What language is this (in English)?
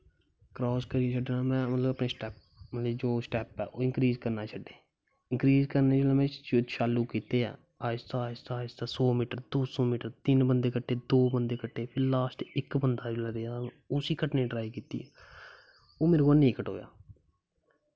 Dogri